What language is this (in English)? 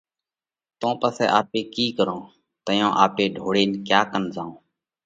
Parkari Koli